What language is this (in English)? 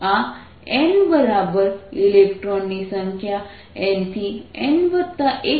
Gujarati